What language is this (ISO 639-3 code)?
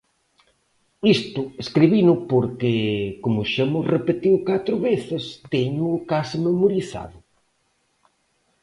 glg